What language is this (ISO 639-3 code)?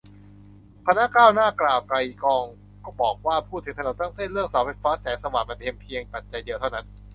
tha